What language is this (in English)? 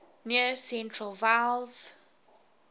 English